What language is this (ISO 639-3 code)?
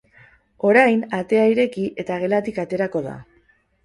eus